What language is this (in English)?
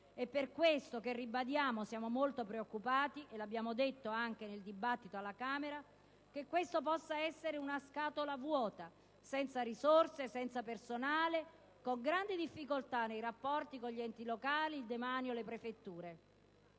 Italian